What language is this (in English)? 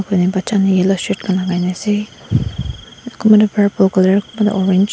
Naga Pidgin